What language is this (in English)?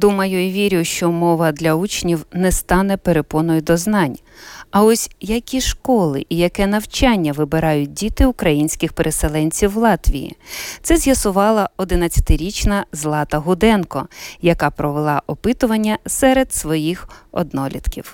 Ukrainian